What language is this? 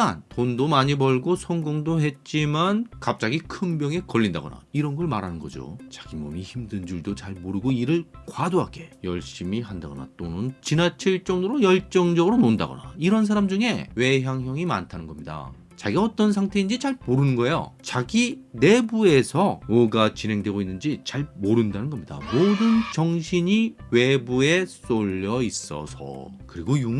Korean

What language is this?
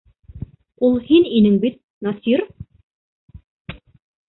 Bashkir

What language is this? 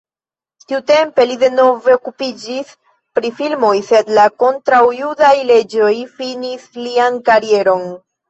Esperanto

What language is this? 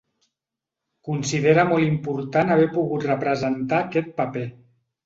Catalan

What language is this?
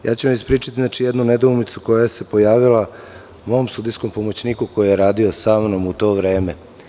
Serbian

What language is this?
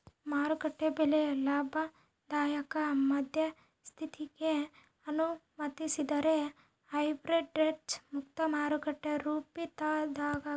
Kannada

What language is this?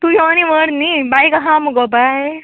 Konkani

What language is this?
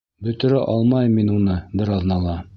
Bashkir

